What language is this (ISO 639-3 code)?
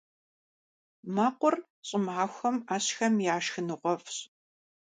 kbd